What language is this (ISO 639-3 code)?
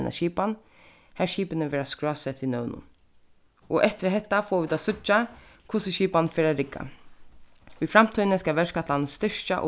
fao